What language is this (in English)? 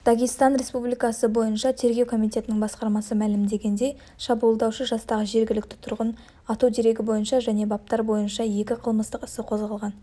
Kazakh